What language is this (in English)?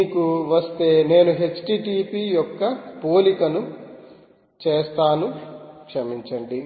Telugu